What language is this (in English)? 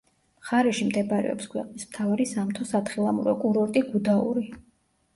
Georgian